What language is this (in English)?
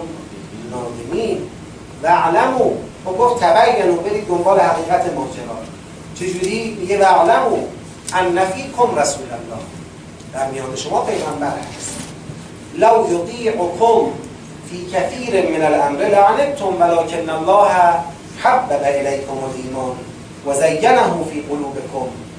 Persian